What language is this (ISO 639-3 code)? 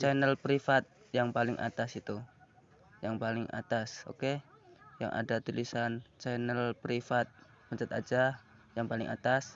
ind